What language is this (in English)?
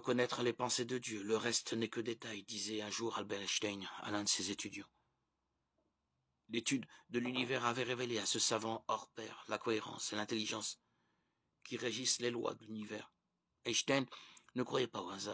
French